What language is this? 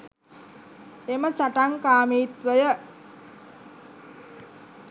Sinhala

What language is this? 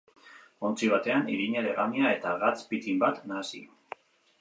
Basque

